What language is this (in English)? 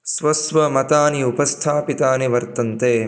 Sanskrit